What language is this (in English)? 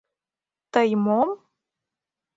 Mari